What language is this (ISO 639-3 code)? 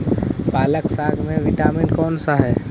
mag